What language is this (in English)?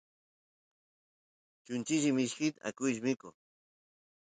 Santiago del Estero Quichua